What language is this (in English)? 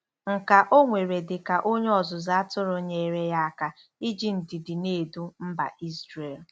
Igbo